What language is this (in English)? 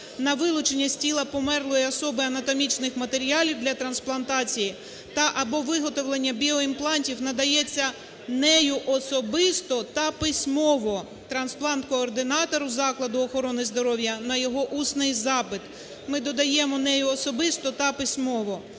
Ukrainian